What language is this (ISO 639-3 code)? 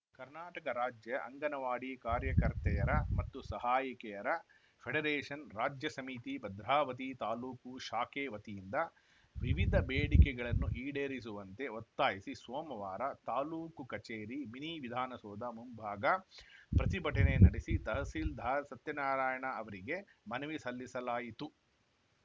kan